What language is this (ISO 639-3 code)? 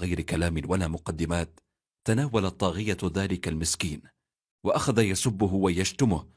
ara